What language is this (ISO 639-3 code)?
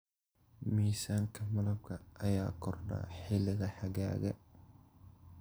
som